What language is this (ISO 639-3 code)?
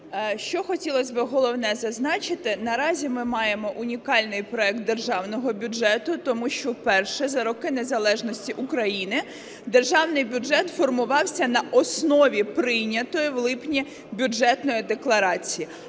ukr